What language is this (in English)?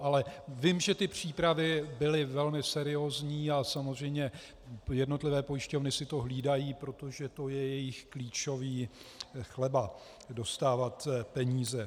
Czech